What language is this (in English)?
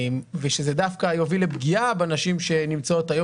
Hebrew